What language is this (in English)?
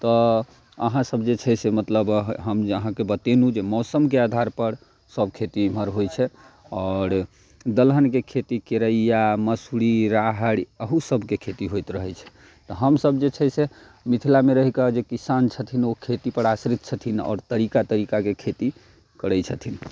Maithili